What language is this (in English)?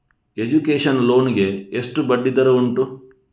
Kannada